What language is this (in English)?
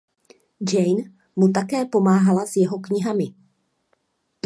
Czech